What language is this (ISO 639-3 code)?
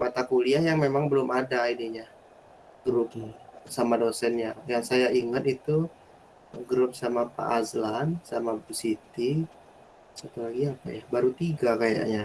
ind